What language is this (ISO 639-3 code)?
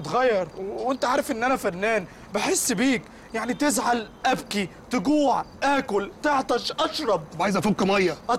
ara